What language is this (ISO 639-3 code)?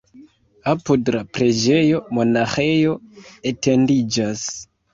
epo